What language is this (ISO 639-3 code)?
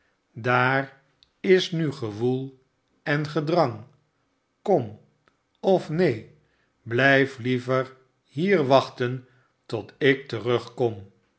nld